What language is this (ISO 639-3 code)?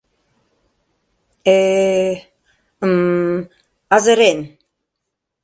chm